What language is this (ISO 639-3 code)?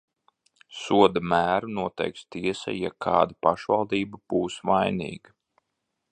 lav